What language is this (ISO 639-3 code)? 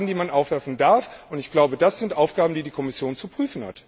deu